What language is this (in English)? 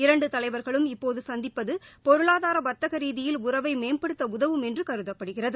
Tamil